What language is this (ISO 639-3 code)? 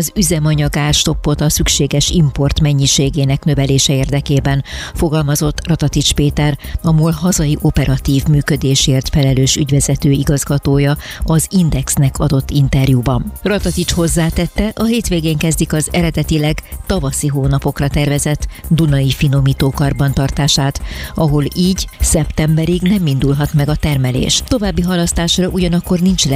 hun